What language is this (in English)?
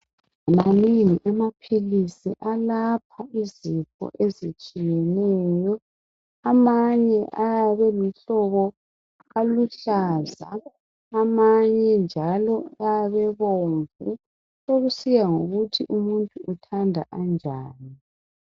North Ndebele